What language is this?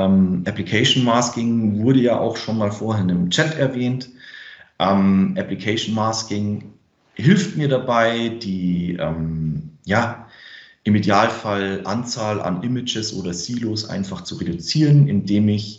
German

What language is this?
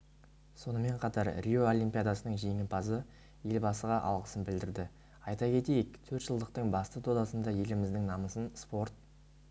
Kazakh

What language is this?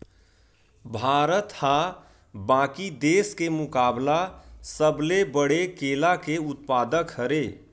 Chhattisgarhi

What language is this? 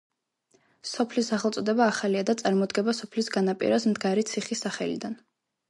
Georgian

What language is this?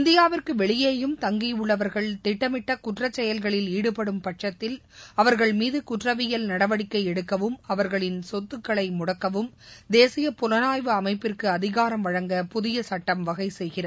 Tamil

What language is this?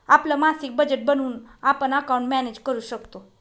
Marathi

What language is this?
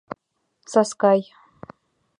Mari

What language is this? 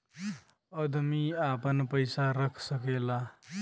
Bhojpuri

